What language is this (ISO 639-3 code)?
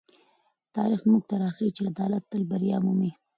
pus